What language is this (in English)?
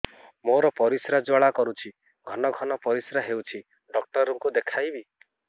Odia